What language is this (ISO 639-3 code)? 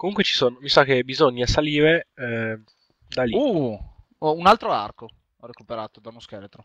ita